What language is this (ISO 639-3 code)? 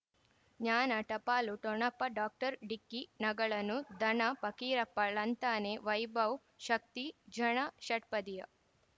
kan